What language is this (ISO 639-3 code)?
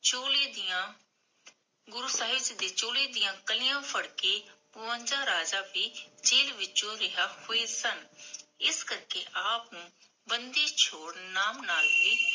pan